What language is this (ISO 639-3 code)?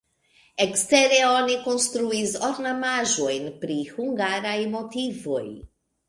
epo